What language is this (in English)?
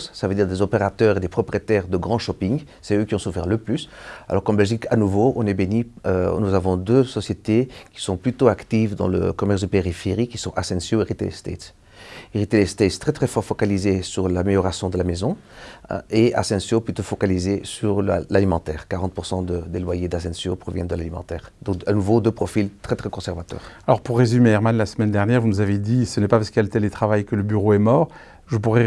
French